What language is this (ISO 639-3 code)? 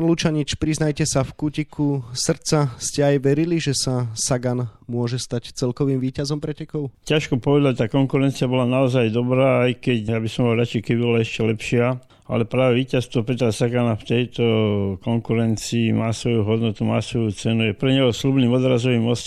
slk